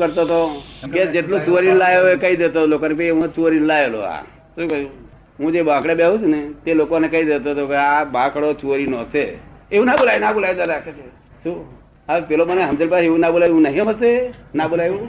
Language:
Gujarati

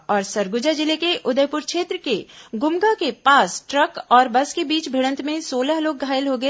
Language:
Hindi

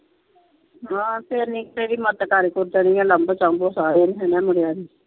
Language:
Punjabi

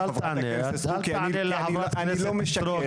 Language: Hebrew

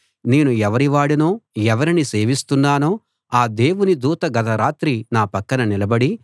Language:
Telugu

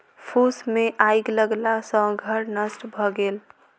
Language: Maithili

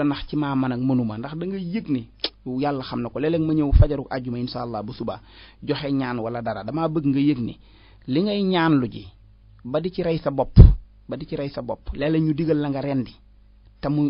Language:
Arabic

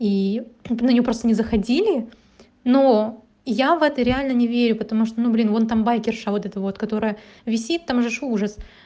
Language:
Russian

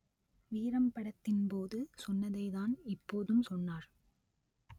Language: Tamil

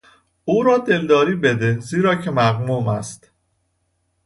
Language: Persian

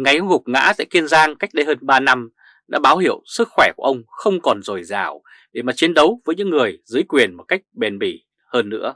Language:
Vietnamese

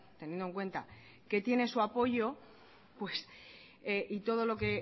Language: Spanish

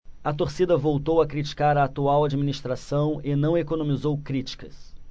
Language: Portuguese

